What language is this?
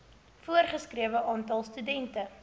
Afrikaans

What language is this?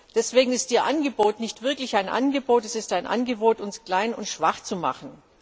German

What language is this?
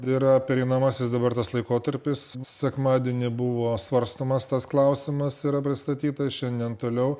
Lithuanian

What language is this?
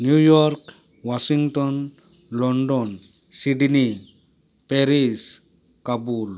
Santali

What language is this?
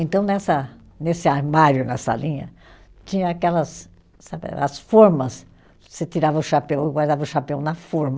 Portuguese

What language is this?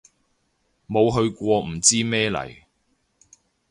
Cantonese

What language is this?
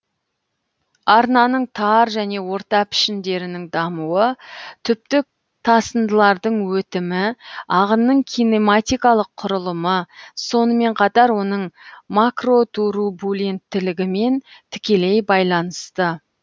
Kazakh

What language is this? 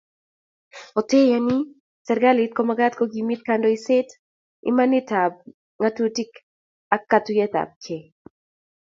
Kalenjin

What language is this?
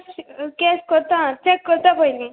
Konkani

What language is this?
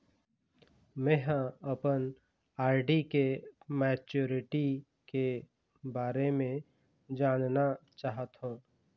Chhattisgarhi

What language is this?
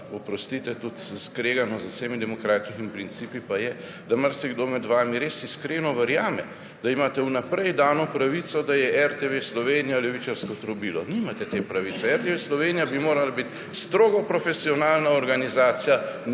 Slovenian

